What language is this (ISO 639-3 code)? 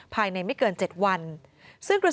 tha